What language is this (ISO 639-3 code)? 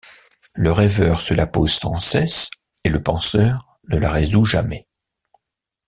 fra